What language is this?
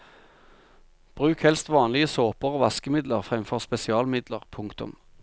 Norwegian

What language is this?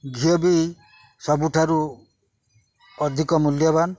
Odia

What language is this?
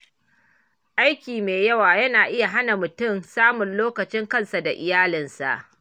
Hausa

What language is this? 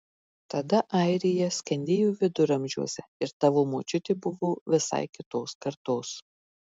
Lithuanian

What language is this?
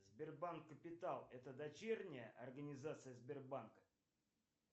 Russian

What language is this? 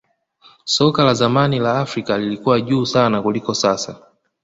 Swahili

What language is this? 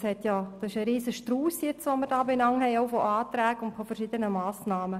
Swiss German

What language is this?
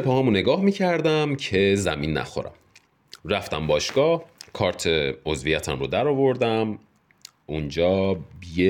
Persian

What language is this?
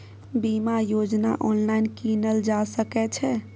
Maithili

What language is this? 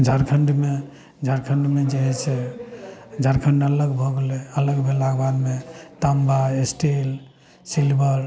Maithili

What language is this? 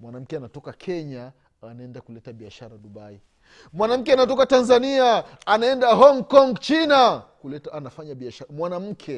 Swahili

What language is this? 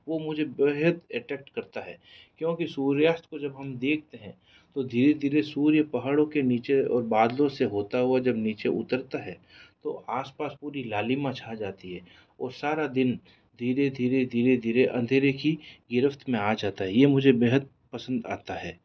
Hindi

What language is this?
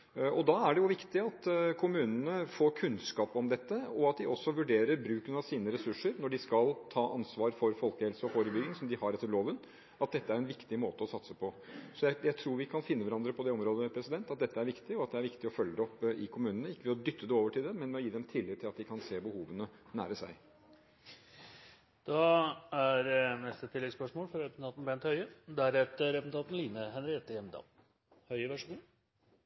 Norwegian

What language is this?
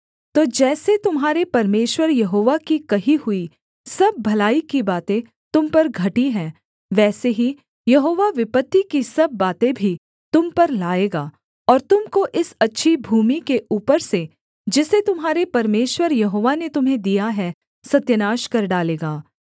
Hindi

